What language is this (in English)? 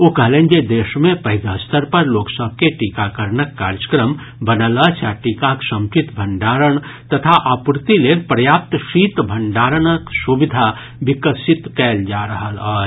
Maithili